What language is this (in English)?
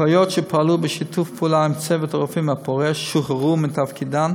Hebrew